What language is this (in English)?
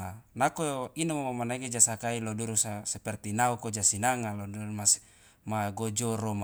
Loloda